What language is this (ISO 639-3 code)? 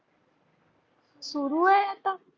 mar